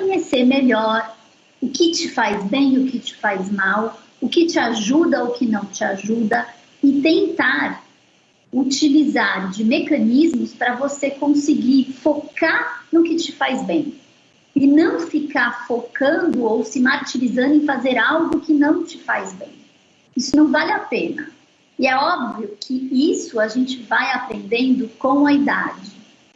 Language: Portuguese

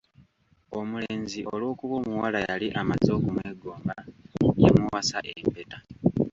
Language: Ganda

